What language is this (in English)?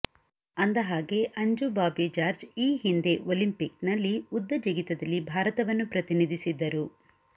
Kannada